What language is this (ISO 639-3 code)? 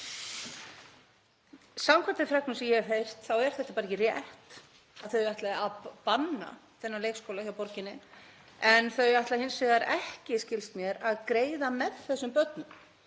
isl